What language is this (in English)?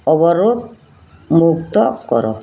Odia